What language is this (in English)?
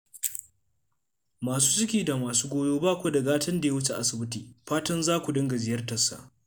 Hausa